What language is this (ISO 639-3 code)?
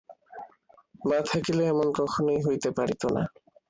ben